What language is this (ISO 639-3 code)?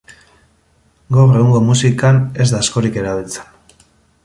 eus